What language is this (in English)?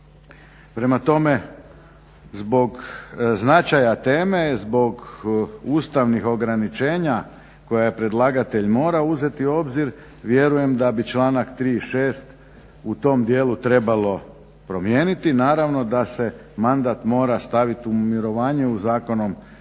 Croatian